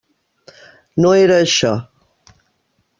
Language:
Catalan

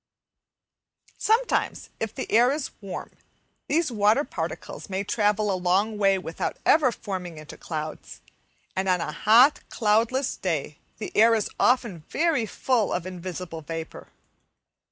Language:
English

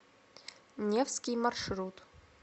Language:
Russian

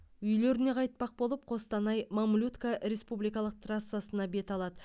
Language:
Kazakh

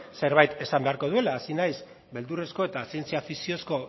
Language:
Basque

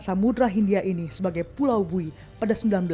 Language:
Indonesian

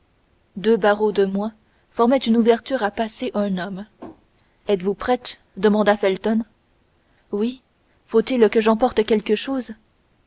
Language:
French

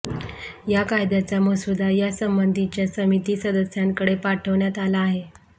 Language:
Marathi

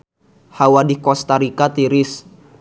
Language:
Sundanese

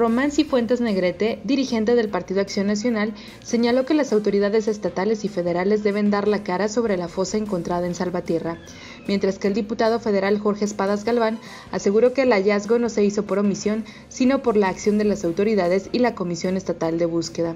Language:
Spanish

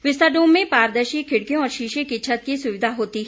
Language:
Hindi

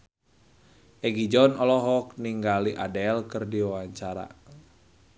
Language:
Sundanese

